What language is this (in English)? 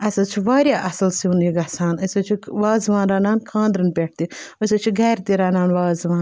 Kashmiri